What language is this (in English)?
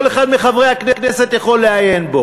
Hebrew